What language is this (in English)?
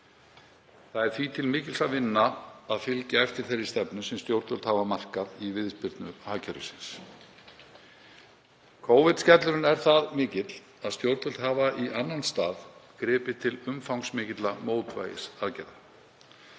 Icelandic